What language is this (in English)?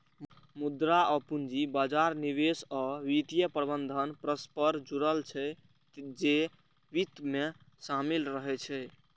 Maithili